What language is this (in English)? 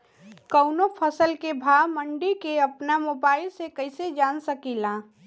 Bhojpuri